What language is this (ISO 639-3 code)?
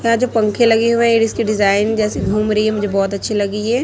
hin